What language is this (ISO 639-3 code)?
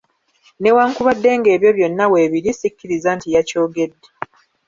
lug